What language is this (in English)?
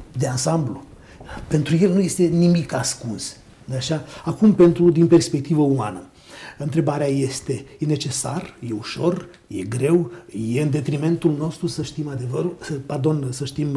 Romanian